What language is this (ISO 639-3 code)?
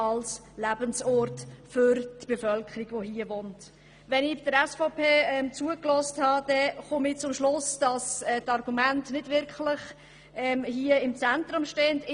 gsw